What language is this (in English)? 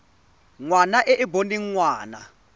Tswana